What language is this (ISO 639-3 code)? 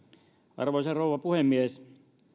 fin